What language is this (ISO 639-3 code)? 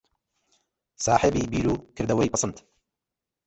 ckb